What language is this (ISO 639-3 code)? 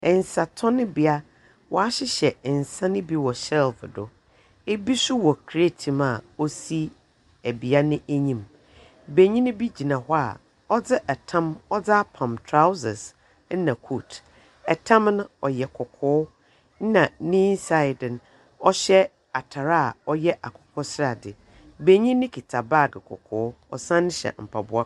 aka